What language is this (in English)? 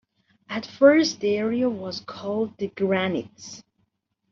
English